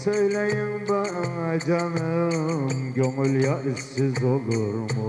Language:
Turkish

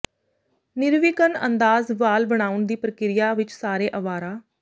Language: Punjabi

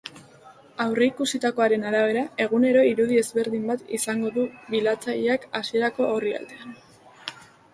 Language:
Basque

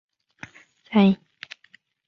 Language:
Chinese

